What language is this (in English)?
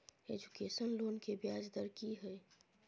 Maithili